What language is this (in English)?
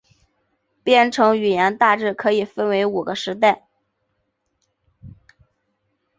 Chinese